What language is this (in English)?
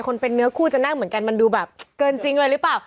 Thai